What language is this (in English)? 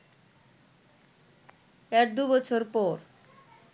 Bangla